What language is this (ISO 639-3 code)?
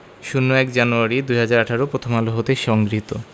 ben